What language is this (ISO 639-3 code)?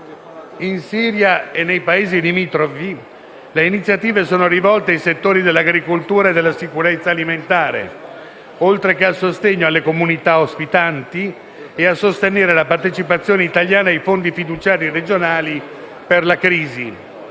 ita